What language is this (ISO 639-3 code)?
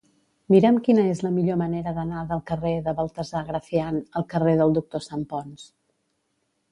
cat